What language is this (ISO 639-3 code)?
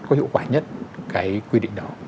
vie